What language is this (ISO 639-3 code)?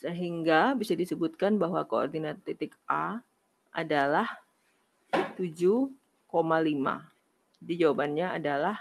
ind